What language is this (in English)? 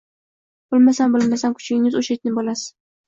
Uzbek